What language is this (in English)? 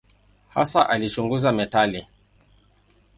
Swahili